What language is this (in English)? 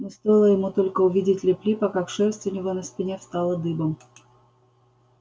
Russian